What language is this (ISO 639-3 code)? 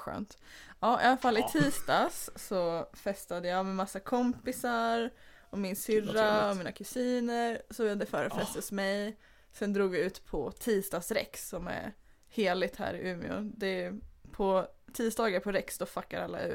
swe